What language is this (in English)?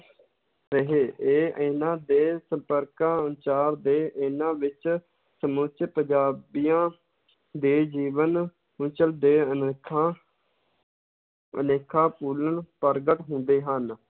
Punjabi